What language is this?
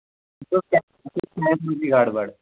Kashmiri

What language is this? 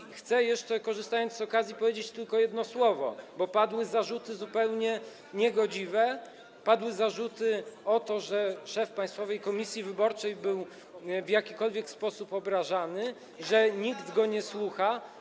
Polish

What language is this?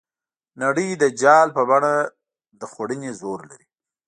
Pashto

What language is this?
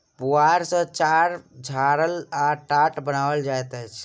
Maithili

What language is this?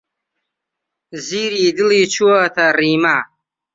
Central Kurdish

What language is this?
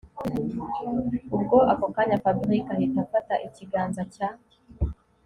Kinyarwanda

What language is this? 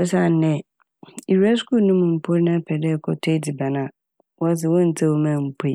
Akan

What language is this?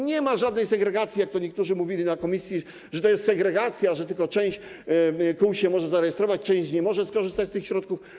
Polish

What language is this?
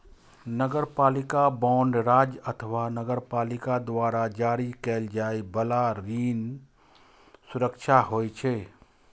Maithili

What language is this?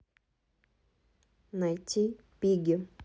Russian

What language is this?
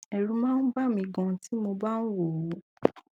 Yoruba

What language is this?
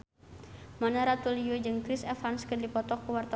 Sundanese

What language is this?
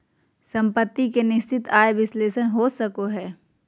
Magahi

